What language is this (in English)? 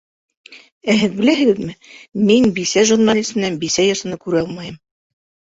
Bashkir